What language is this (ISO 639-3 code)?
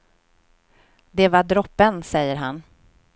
swe